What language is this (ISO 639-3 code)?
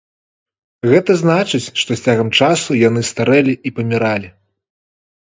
bel